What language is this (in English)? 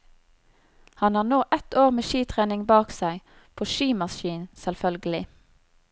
Norwegian